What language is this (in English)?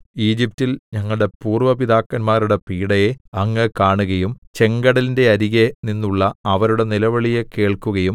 Malayalam